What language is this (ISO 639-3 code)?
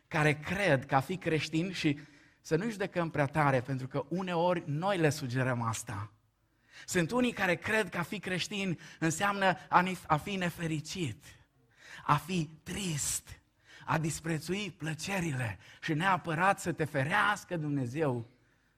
ron